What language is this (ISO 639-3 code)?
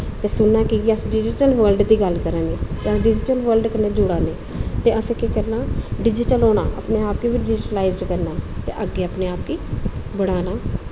doi